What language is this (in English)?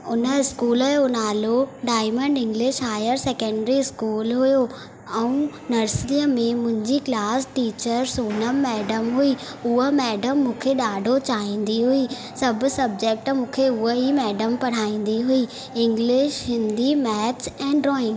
Sindhi